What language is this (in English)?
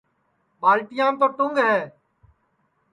Sansi